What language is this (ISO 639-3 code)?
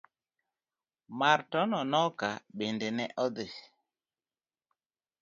luo